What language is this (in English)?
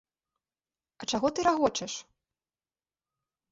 Belarusian